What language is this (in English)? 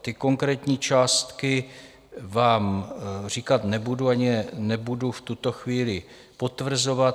Czech